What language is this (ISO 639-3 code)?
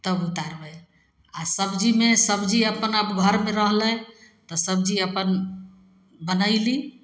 mai